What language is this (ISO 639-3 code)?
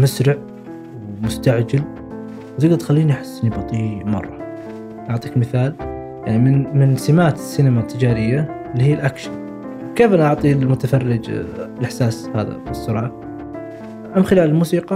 ara